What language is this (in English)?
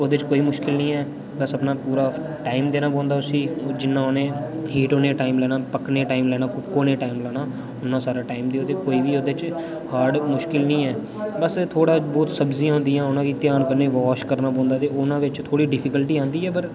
Dogri